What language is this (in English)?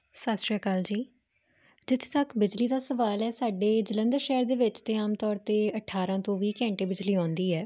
Punjabi